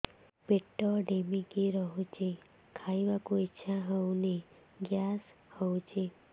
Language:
Odia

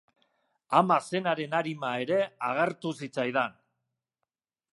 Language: Basque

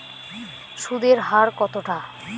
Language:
Bangla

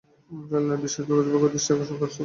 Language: Bangla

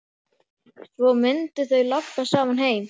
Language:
Icelandic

